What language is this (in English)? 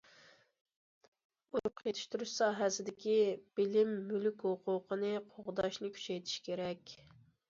Uyghur